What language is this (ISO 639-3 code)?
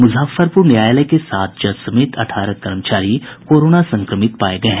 hin